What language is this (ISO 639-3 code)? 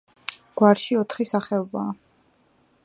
kat